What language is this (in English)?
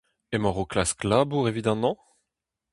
Breton